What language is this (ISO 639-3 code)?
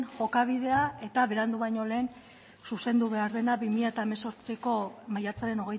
eus